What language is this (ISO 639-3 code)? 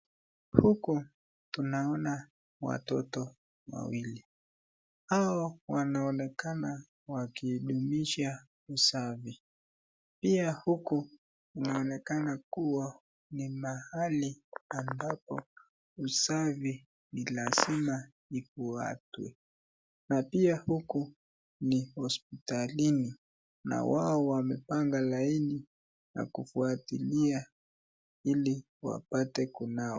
swa